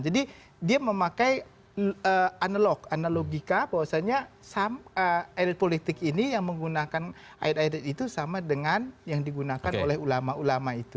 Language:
Indonesian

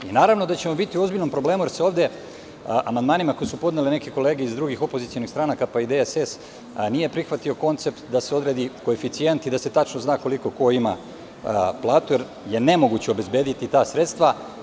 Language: Serbian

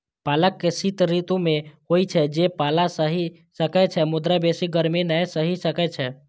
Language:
Maithili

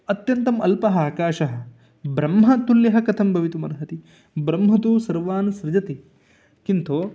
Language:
Sanskrit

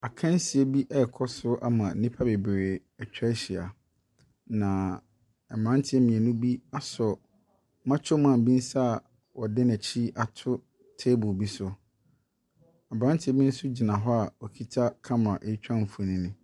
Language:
Akan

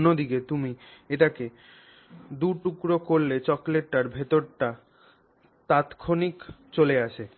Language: Bangla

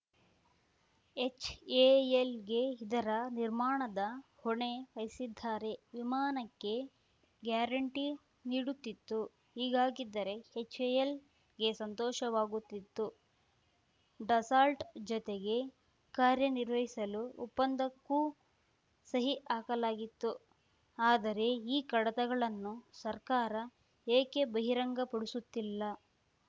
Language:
Kannada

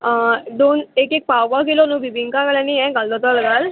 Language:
Konkani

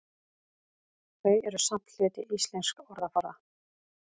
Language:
Icelandic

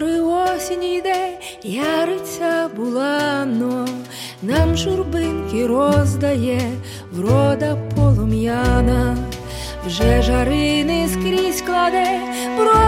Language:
Ukrainian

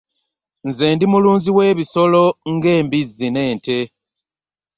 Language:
Ganda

